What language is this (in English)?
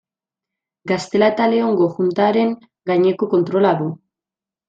Basque